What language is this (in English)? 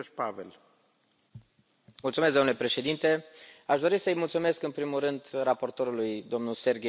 Romanian